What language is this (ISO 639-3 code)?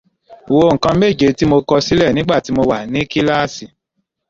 yor